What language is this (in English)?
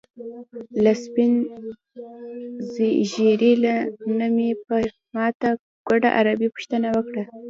Pashto